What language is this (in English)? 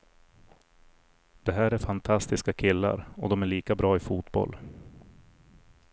Swedish